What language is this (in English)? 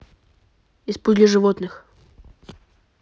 Russian